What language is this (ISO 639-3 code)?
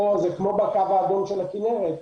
heb